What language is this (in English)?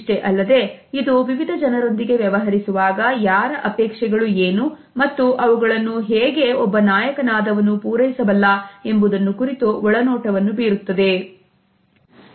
Kannada